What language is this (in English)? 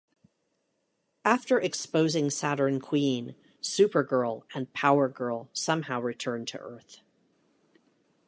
English